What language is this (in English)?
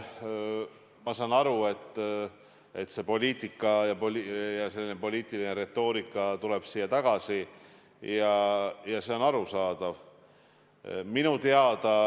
Estonian